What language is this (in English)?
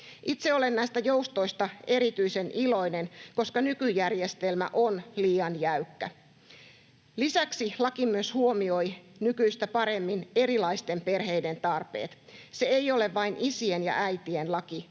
Finnish